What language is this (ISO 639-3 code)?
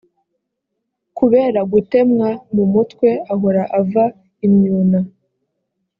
kin